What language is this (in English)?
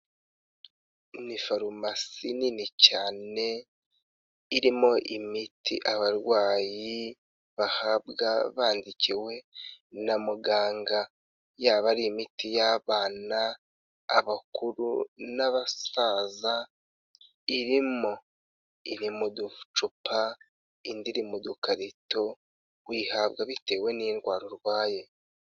Kinyarwanda